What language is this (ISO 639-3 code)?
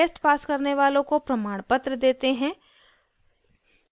hin